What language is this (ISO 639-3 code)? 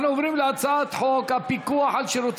heb